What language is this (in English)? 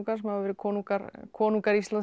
Icelandic